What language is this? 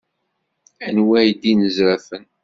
Kabyle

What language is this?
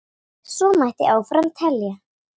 Icelandic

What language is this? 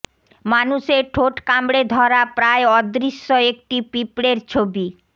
Bangla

